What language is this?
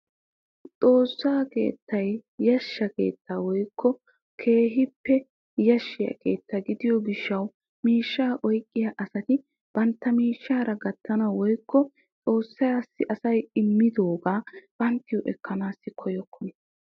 Wolaytta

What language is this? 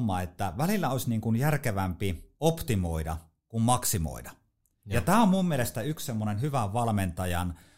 Finnish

